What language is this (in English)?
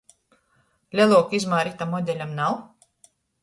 Latgalian